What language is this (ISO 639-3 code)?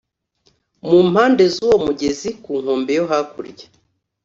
kin